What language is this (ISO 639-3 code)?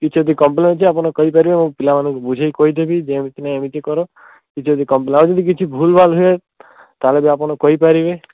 ori